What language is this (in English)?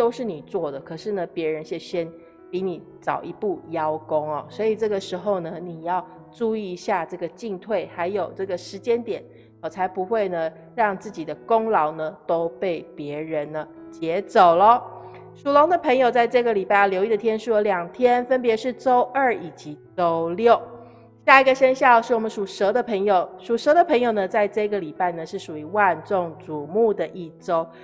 Chinese